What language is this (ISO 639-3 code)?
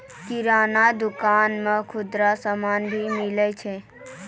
mai